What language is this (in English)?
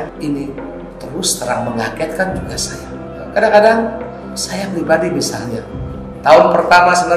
Indonesian